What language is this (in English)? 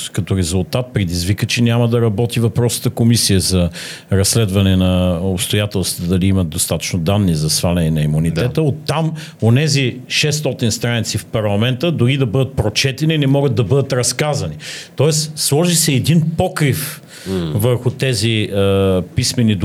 Bulgarian